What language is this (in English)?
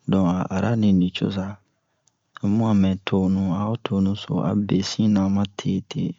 Bomu